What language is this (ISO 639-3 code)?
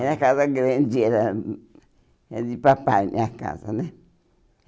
por